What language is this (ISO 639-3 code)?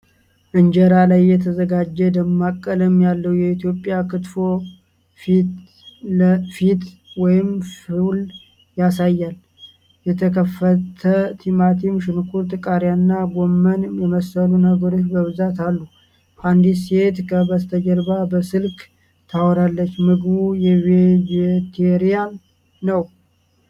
amh